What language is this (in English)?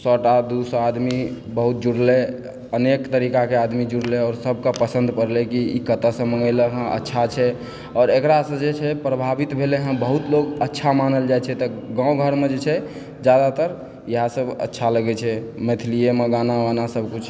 Maithili